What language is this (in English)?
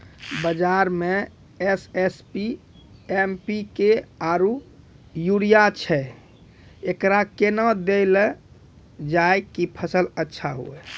Maithili